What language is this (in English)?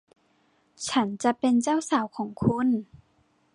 Thai